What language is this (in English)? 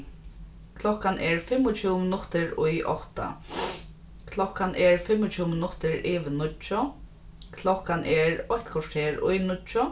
Faroese